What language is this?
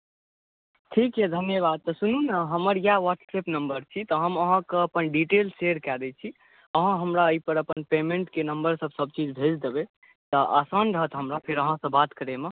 Maithili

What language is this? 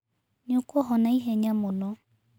Kikuyu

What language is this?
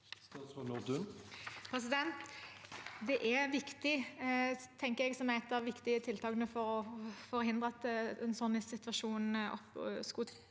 Norwegian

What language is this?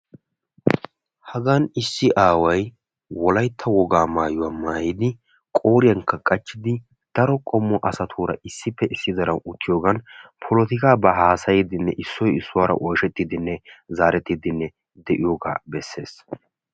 Wolaytta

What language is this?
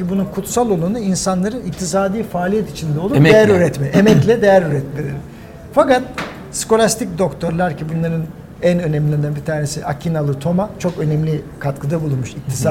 Turkish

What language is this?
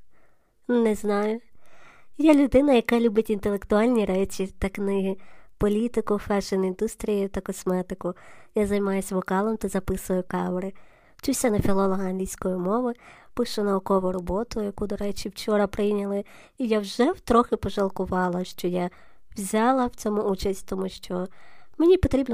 Ukrainian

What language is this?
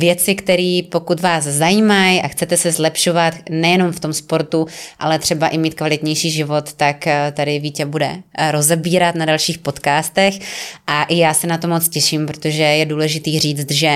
Czech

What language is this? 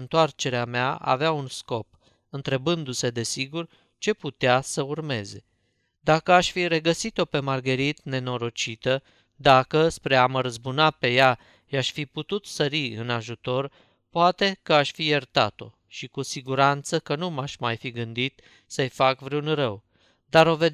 Romanian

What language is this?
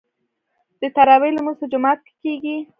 Pashto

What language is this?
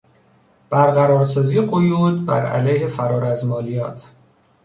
Persian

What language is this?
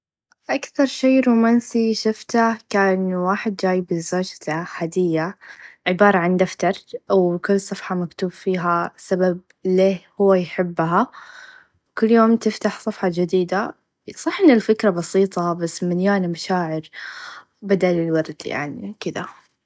Najdi Arabic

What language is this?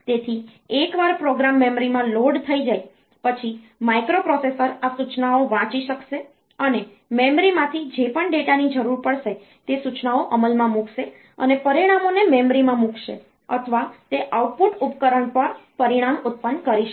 Gujarati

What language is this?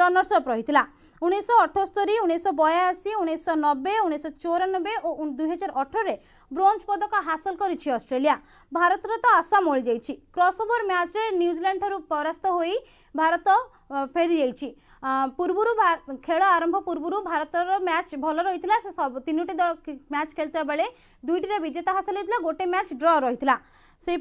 Hindi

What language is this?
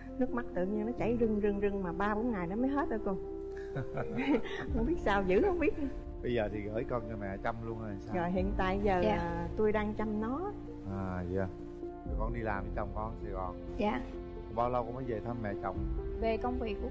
Vietnamese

